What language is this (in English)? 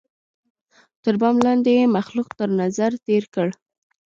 Pashto